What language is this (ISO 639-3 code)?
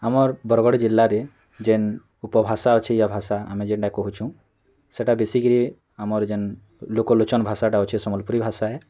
ori